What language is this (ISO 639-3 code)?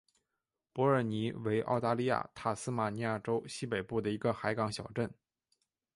zho